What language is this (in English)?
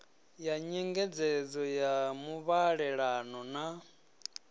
Venda